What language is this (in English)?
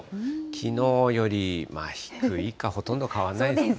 Japanese